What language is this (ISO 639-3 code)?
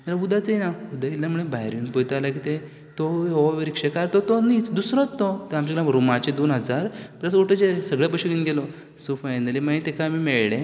kok